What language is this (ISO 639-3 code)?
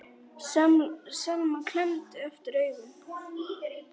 isl